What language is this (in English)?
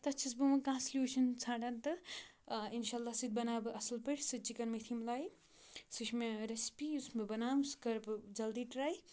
Kashmiri